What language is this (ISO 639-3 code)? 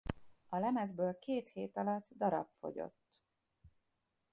hun